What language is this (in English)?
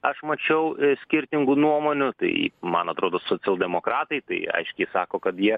Lithuanian